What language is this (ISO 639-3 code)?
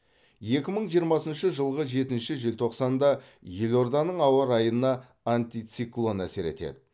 kaz